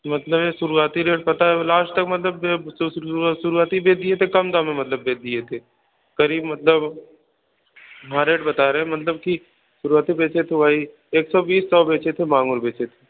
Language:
Hindi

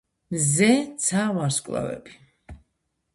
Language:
Georgian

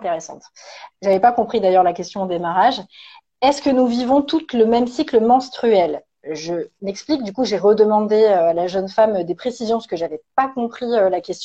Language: French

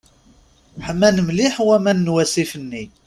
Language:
Kabyle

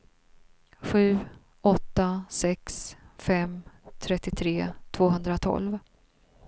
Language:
Swedish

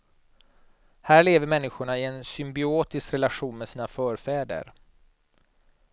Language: Swedish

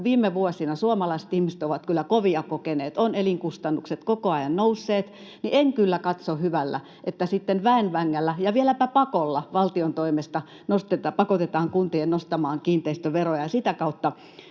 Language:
Finnish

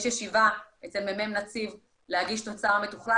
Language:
Hebrew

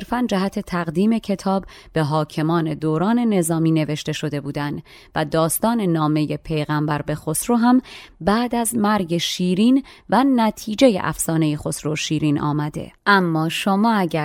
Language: Persian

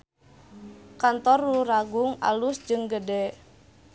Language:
Sundanese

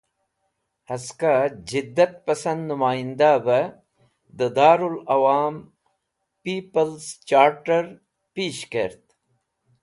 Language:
Wakhi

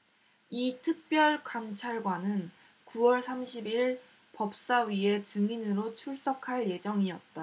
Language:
Korean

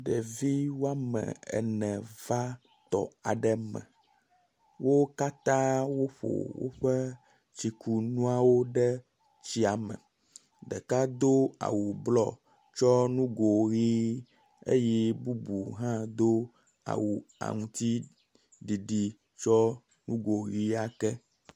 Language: Ewe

